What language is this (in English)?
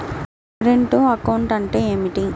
Telugu